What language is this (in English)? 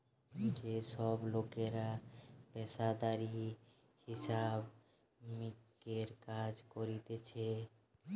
Bangla